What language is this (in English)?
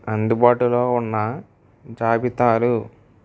Telugu